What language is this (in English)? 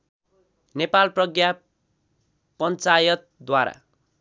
Nepali